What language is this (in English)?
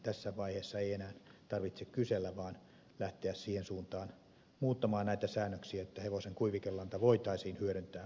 Finnish